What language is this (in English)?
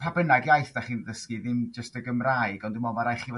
Welsh